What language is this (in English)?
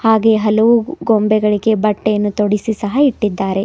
Kannada